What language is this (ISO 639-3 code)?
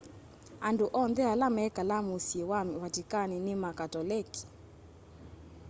kam